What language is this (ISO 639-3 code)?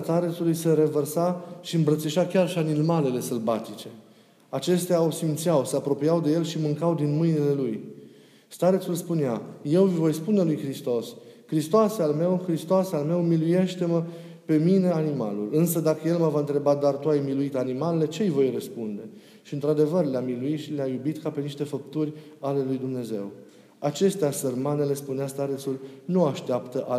ron